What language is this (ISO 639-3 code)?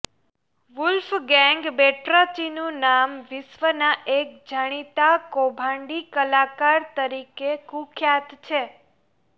guj